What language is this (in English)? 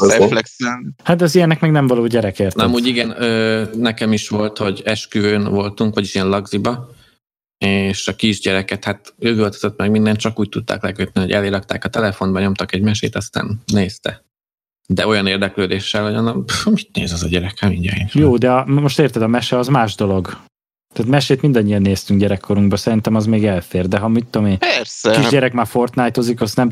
Hungarian